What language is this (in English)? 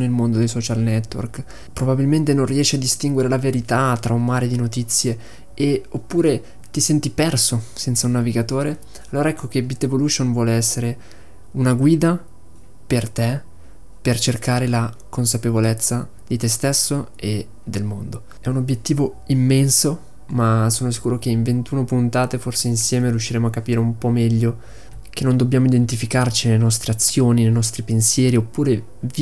Italian